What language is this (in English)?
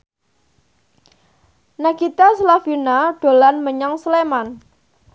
Javanese